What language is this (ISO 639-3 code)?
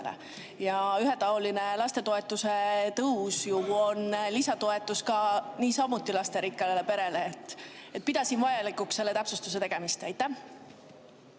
est